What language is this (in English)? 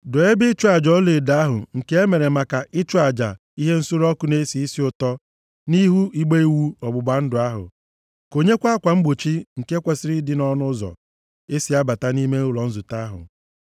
Igbo